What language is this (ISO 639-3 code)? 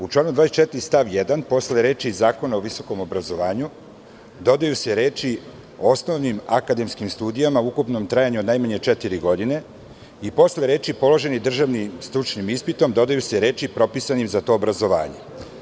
srp